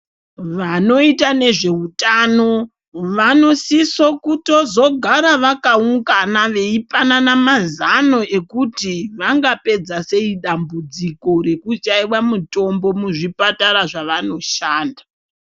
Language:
Ndau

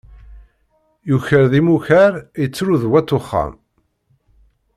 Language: Kabyle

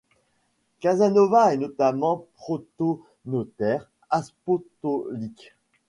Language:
French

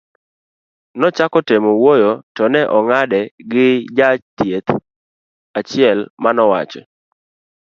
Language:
Luo (Kenya and Tanzania)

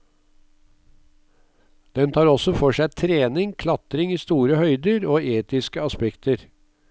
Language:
Norwegian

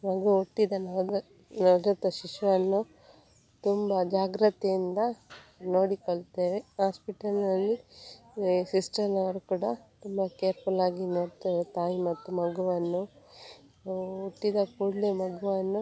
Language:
Kannada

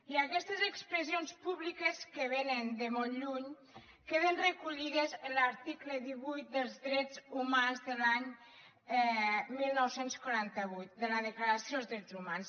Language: Catalan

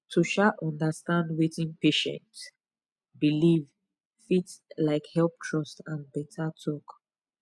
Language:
Nigerian Pidgin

